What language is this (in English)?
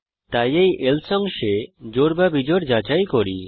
Bangla